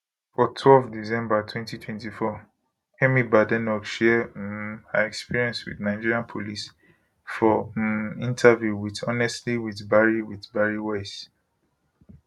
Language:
Nigerian Pidgin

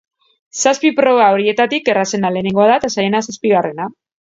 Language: Basque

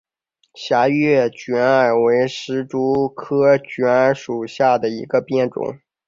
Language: Chinese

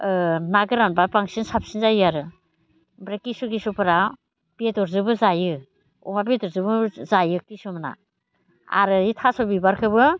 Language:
Bodo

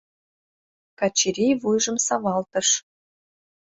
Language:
Mari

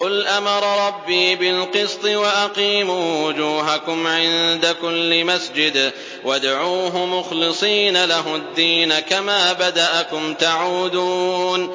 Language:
Arabic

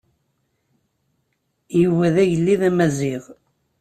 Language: Kabyle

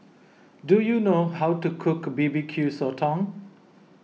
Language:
English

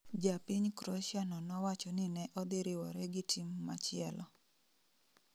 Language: Luo (Kenya and Tanzania)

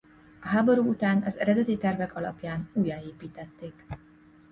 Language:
Hungarian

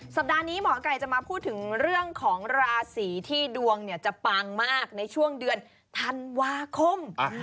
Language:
Thai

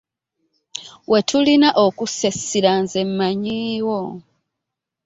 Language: Ganda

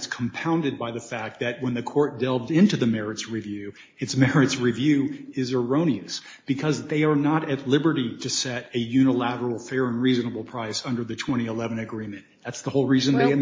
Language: English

